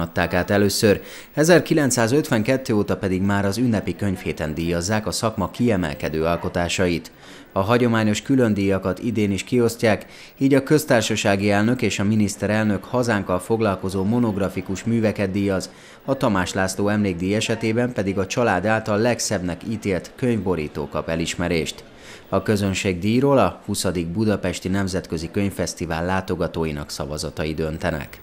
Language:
Hungarian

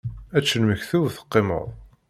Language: Kabyle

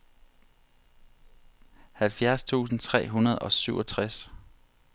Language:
Danish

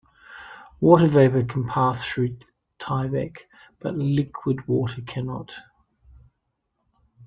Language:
English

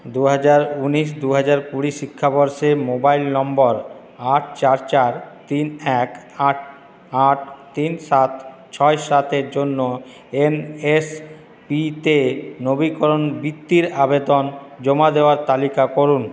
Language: Bangla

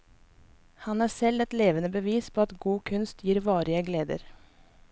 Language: Norwegian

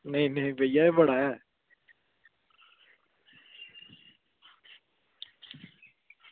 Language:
Dogri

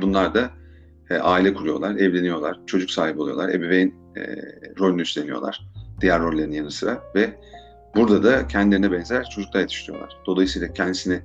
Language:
Turkish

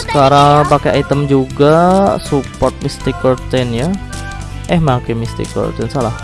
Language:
Indonesian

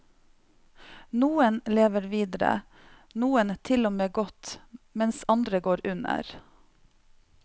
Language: Norwegian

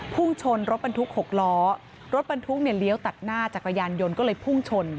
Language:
Thai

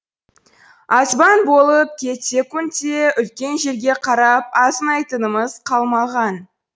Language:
Kazakh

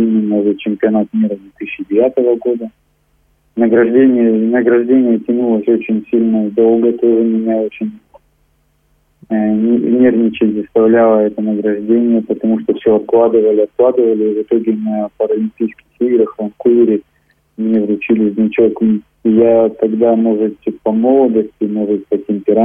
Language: Russian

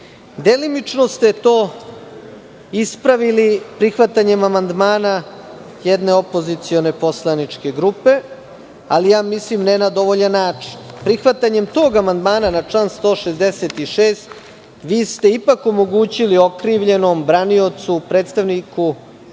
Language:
Serbian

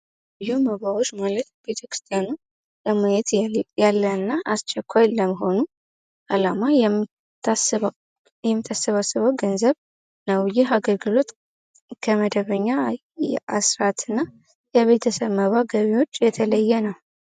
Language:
Amharic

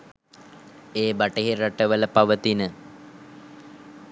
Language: Sinhala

